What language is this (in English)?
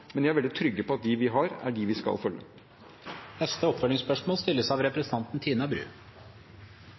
Norwegian